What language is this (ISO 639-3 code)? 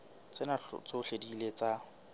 sot